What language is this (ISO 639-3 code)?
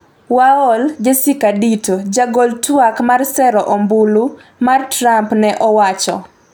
luo